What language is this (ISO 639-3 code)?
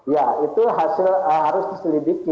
ind